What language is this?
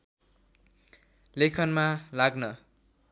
Nepali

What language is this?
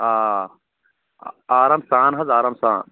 Kashmiri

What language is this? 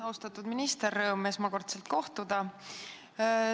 Estonian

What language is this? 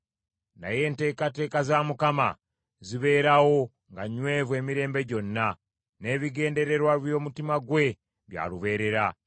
Ganda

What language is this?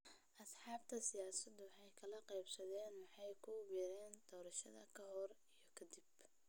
Somali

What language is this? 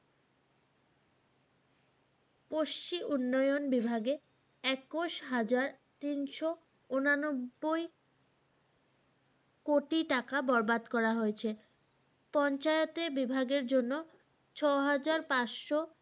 Bangla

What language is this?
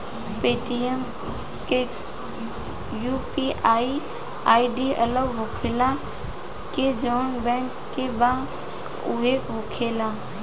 Bhojpuri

